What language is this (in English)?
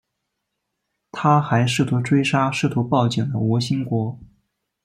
Chinese